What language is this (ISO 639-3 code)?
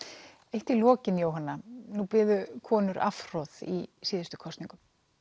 isl